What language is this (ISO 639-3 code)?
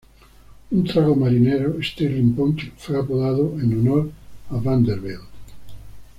spa